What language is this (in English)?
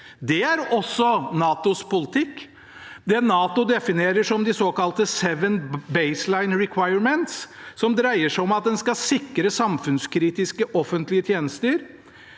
Norwegian